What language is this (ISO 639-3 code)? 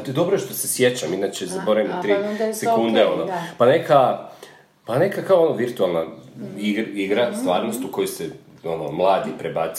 hrv